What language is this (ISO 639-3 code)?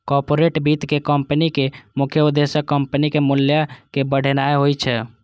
mai